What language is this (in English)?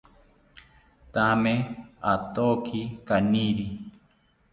South Ucayali Ashéninka